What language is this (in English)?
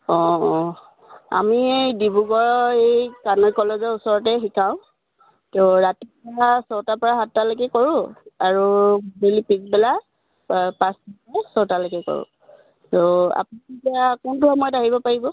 Assamese